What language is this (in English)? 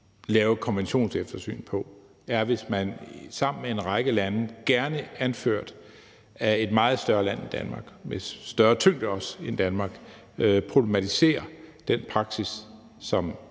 Danish